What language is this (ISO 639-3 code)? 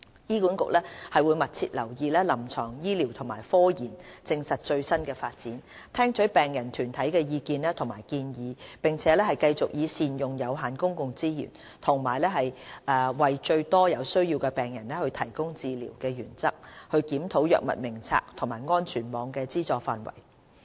yue